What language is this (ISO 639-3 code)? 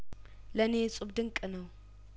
amh